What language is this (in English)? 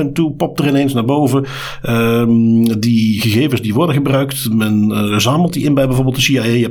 Dutch